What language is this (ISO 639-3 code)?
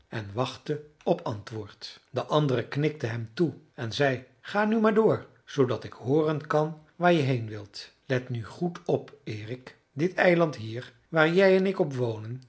nld